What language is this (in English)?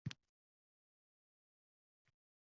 Uzbek